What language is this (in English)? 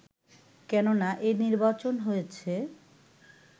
Bangla